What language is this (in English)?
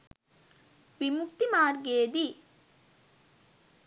Sinhala